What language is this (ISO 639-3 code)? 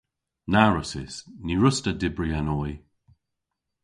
cor